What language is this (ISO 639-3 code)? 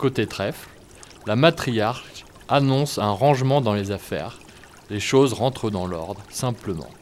fra